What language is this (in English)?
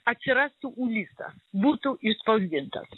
Lithuanian